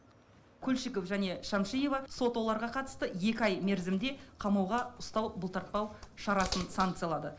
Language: Kazakh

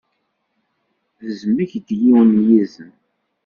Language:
Kabyle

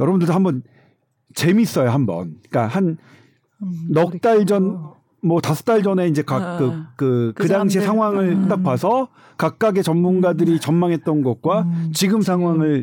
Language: Korean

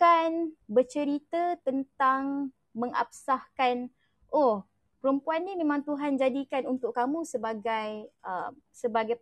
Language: Malay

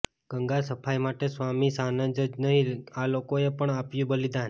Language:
Gujarati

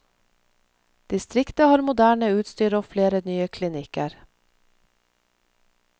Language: Norwegian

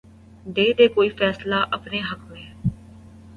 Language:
Urdu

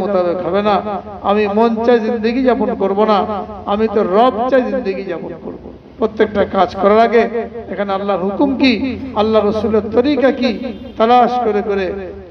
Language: Arabic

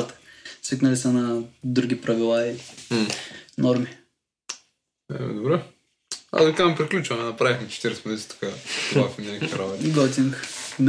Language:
Bulgarian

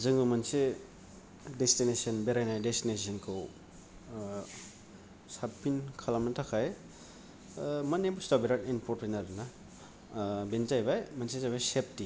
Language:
Bodo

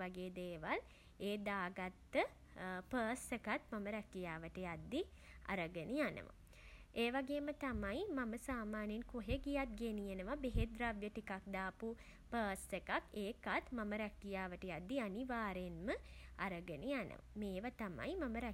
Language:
Sinhala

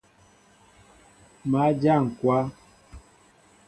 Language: Mbo (Cameroon)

